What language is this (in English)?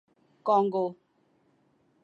Urdu